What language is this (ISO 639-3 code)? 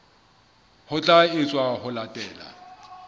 sot